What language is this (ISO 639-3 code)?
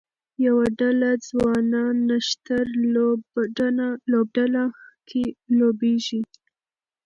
pus